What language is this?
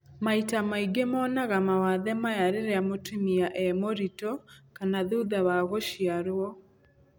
Kikuyu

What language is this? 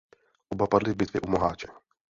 Czech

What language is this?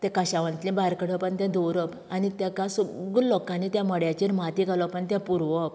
Konkani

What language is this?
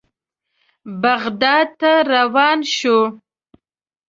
Pashto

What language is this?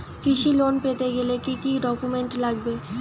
Bangla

